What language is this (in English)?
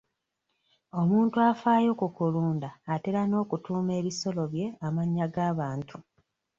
Ganda